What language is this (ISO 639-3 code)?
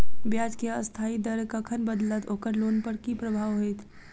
mai